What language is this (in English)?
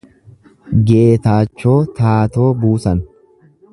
Oromo